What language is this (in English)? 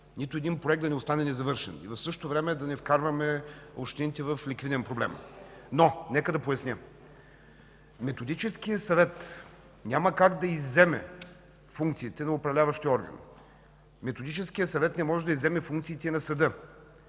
Bulgarian